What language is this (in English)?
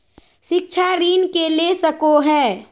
Magahi